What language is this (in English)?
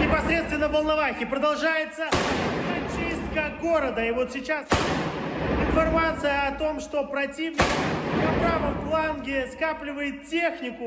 Greek